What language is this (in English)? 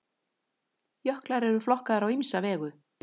Icelandic